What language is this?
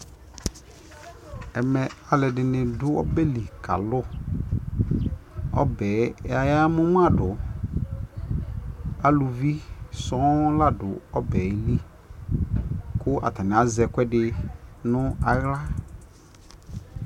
Ikposo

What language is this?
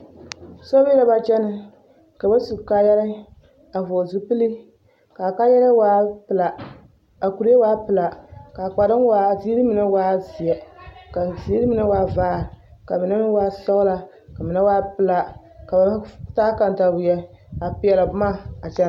Southern Dagaare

